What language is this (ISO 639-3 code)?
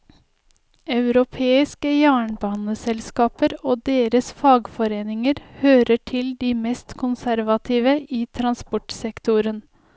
nor